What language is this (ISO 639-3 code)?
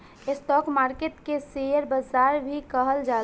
bho